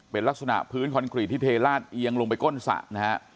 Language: Thai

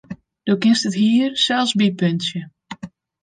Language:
Western Frisian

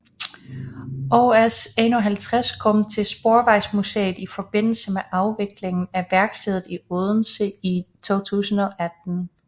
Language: Danish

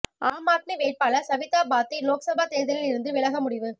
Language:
Tamil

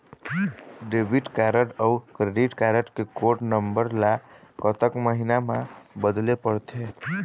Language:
Chhattisgarhi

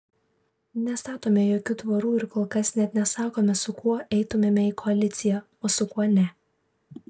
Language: Lithuanian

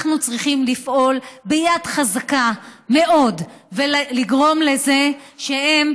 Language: Hebrew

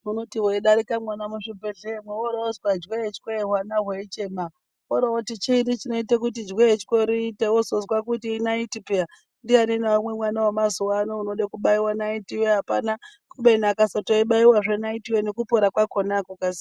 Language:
Ndau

